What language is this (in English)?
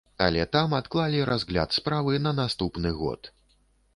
Belarusian